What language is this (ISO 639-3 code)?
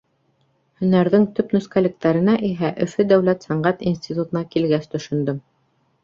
bak